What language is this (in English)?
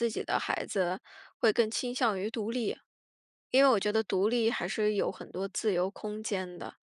Chinese